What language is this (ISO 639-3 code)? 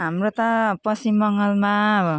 nep